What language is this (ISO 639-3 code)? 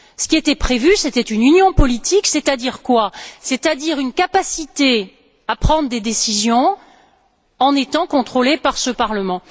fra